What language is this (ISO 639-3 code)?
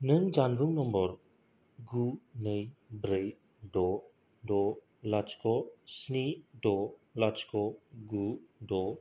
brx